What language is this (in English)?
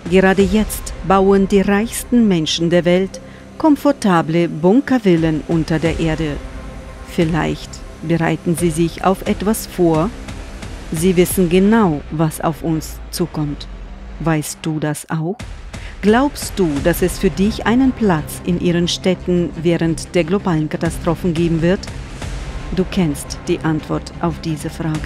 German